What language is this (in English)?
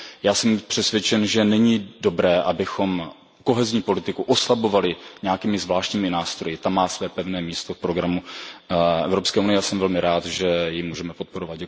Czech